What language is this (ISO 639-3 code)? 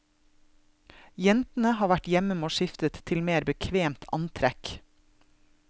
nor